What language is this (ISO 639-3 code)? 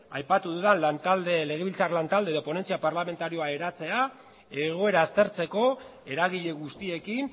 eus